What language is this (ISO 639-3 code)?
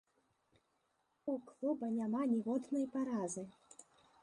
bel